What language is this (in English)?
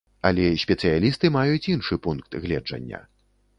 Belarusian